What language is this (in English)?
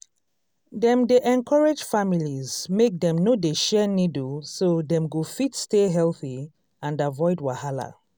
Nigerian Pidgin